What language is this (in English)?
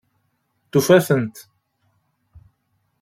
Kabyle